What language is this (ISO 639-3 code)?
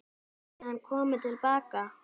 isl